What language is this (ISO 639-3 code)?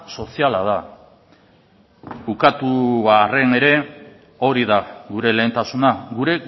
eus